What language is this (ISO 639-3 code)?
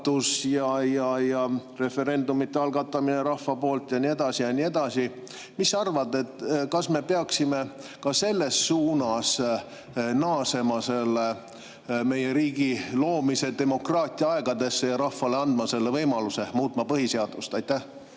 est